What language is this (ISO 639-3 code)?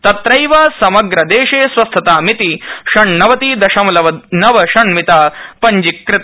san